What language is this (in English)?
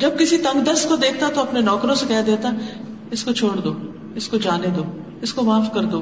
Urdu